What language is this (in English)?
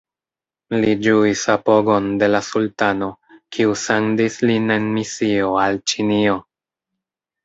Esperanto